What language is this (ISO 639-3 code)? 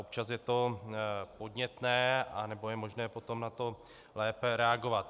ces